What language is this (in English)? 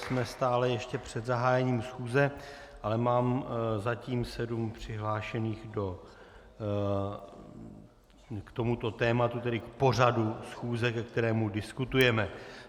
Czech